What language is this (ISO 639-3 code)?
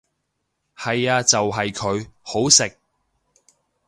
yue